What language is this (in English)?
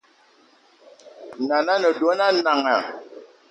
Eton (Cameroon)